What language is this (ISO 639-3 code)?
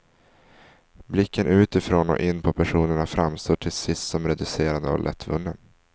swe